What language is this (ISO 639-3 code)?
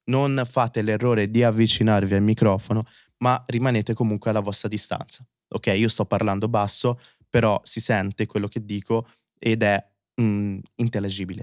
ita